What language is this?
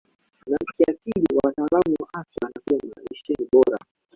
Swahili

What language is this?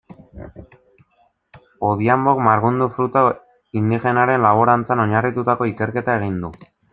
Basque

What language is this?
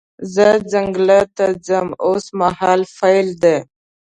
Pashto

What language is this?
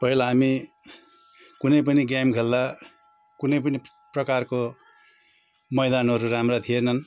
Nepali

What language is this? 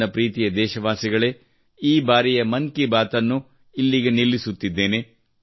Kannada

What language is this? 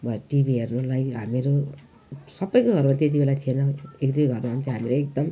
Nepali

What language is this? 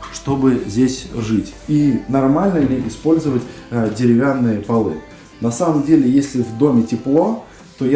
Russian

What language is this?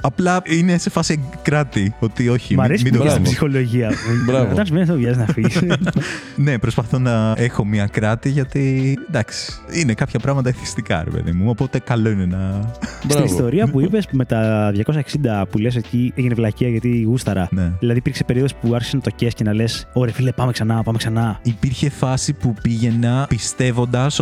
Greek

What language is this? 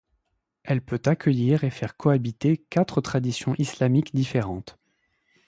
French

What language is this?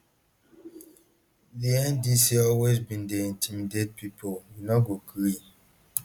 Nigerian Pidgin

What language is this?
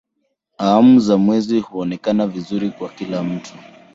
Swahili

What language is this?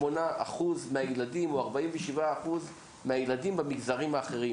Hebrew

